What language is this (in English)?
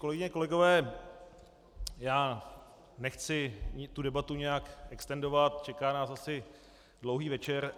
Czech